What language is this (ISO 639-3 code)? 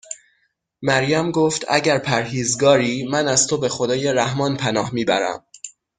fas